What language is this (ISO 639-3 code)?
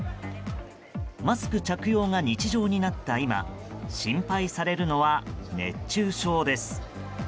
jpn